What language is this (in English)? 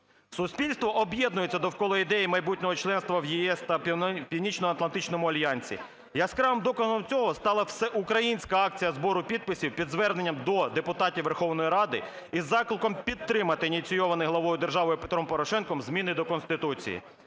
Ukrainian